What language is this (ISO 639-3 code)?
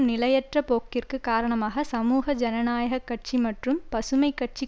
tam